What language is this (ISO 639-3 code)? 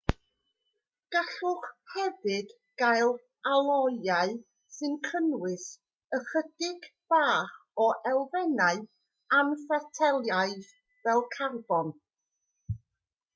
cym